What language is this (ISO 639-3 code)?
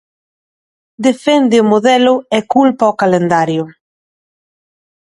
glg